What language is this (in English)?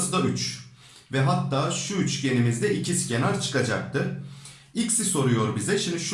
Turkish